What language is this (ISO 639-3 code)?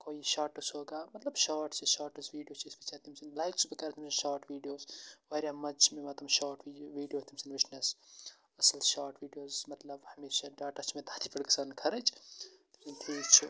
kas